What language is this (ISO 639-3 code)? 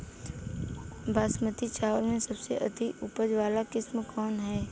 bho